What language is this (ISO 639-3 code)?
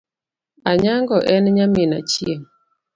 luo